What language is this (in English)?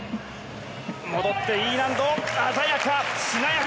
Japanese